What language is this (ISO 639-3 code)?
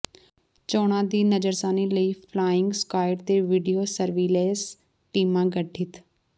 pan